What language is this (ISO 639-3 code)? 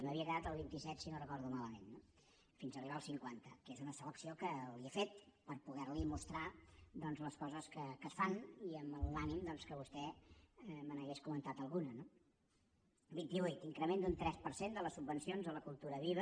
cat